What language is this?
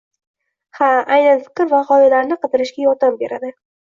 Uzbek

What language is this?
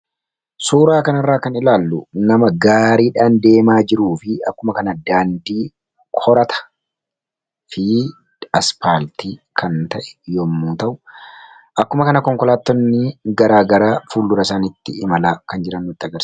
Oromo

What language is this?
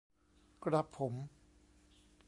Thai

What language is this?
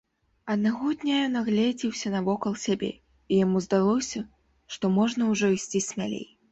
Belarusian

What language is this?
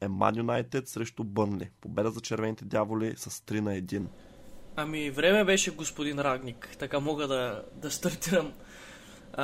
Bulgarian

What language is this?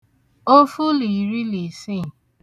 Igbo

